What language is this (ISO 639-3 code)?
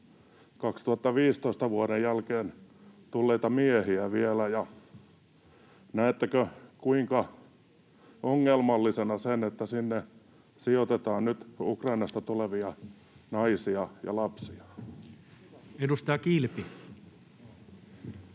fin